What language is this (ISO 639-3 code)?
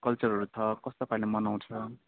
nep